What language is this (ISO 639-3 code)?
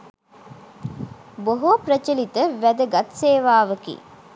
sin